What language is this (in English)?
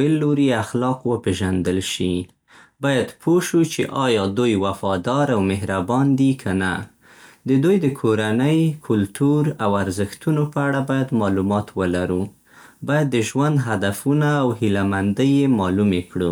Central Pashto